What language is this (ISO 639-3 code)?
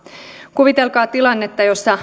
fin